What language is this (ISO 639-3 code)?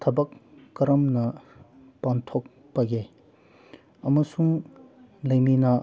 mni